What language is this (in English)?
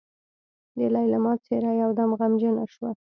Pashto